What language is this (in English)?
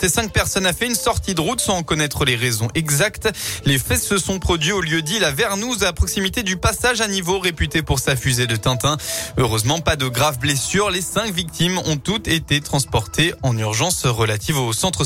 French